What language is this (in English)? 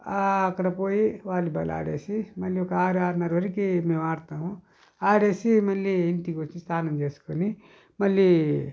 Telugu